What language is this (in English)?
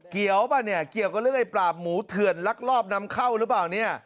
Thai